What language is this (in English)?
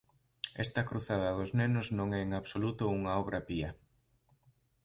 Galician